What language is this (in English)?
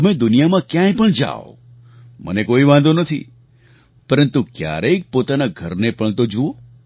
Gujarati